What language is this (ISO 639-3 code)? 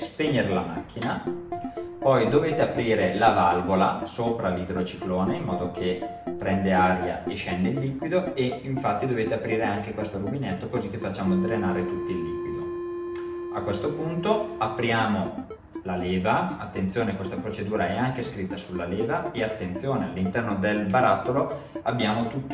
ita